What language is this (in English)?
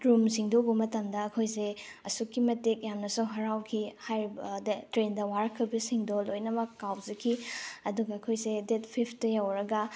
Manipuri